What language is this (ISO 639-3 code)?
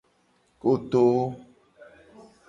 gej